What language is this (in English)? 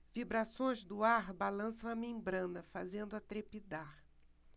Portuguese